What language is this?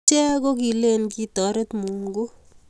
Kalenjin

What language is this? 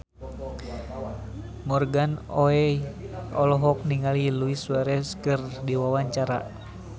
Sundanese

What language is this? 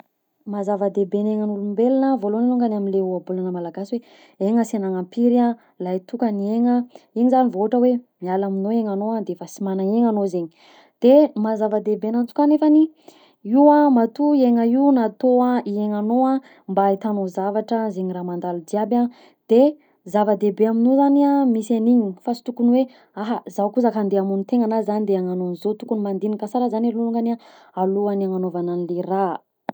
Southern Betsimisaraka Malagasy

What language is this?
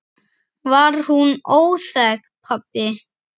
Icelandic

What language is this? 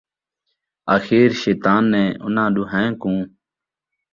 Saraiki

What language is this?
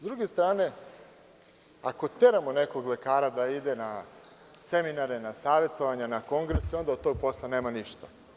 Serbian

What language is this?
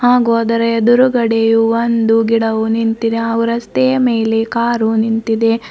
Kannada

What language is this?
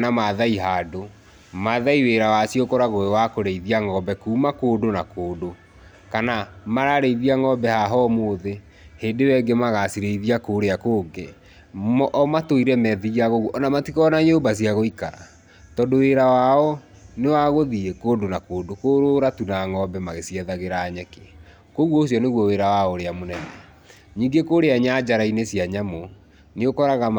Kikuyu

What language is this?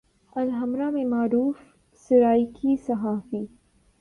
Urdu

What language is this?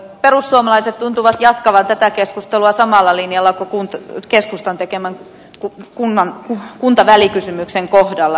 Finnish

